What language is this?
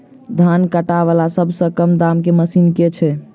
Maithili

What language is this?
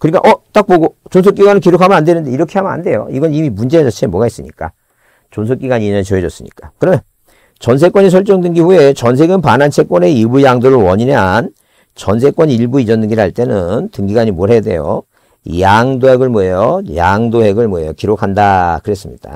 Korean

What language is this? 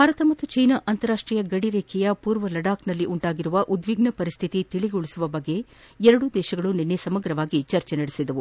Kannada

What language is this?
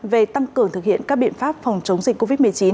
Vietnamese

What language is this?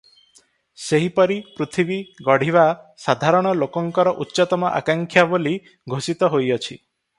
Odia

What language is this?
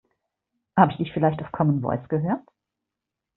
German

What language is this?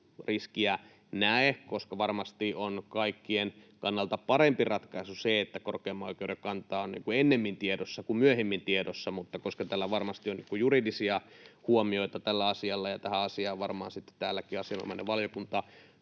Finnish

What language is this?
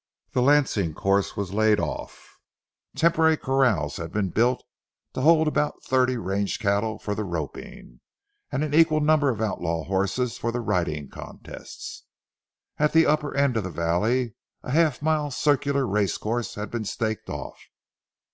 English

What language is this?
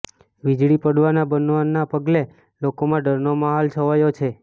Gujarati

